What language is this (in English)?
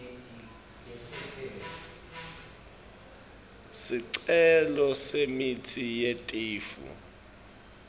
Swati